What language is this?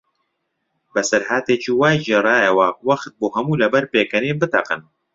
Central Kurdish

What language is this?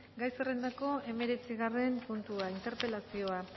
Basque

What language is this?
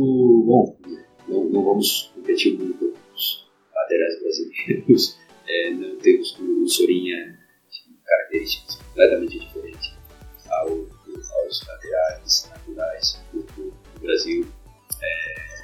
Portuguese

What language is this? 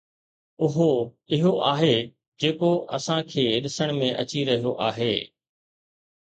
Sindhi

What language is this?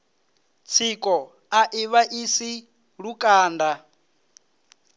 Venda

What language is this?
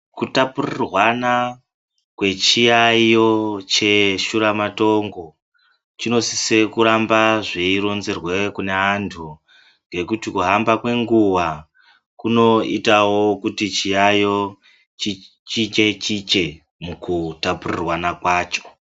Ndau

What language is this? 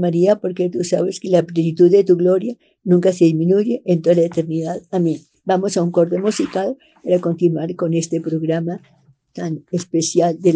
Spanish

